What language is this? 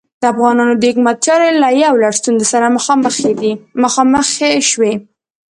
Pashto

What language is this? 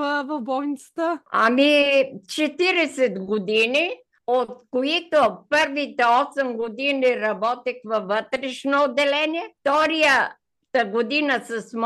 Bulgarian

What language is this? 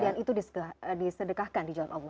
Indonesian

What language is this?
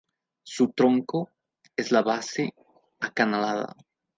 Spanish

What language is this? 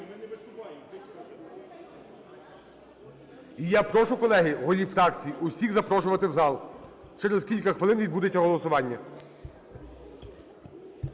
Ukrainian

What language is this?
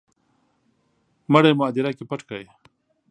Pashto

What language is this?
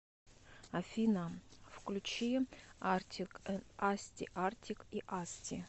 Russian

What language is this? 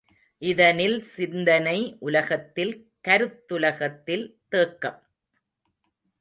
Tamil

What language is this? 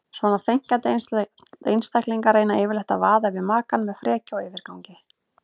Icelandic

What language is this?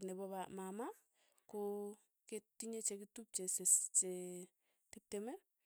Tugen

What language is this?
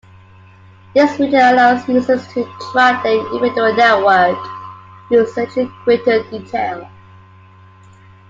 English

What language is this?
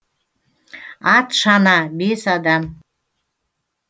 Kazakh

